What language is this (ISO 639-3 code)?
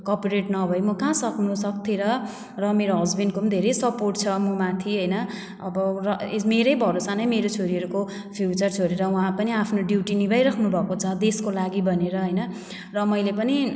nep